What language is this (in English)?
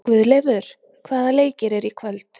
Icelandic